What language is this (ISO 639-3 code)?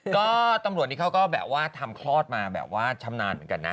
tha